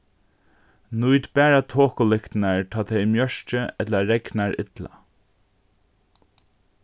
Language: Faroese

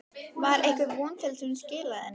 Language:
Icelandic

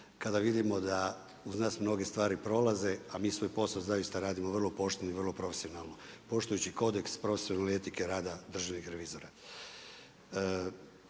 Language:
Croatian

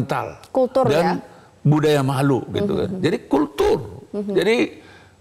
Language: Indonesian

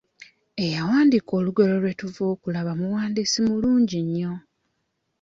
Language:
Ganda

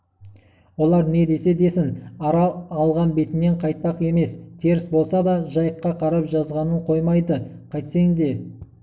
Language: Kazakh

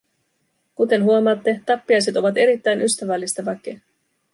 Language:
Finnish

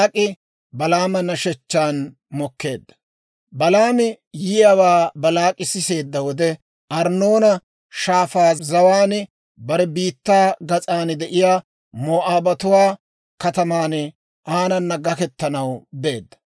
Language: Dawro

